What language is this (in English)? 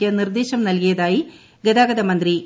Malayalam